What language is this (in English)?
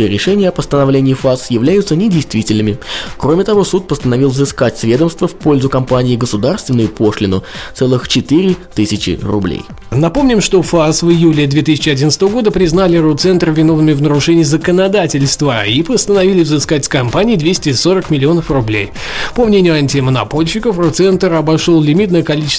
Russian